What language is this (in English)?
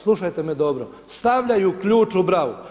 Croatian